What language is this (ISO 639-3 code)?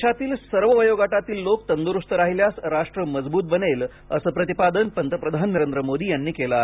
mar